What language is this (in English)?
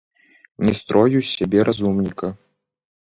Belarusian